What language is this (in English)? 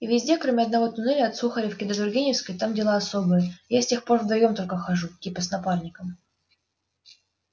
Russian